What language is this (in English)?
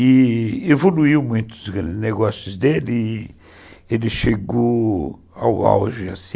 Portuguese